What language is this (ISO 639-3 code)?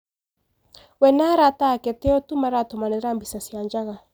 kik